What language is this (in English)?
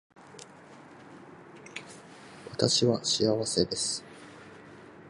Japanese